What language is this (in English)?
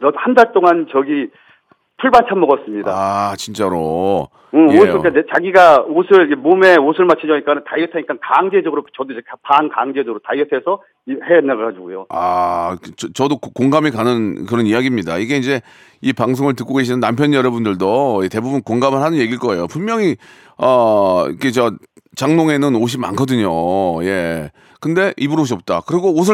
Korean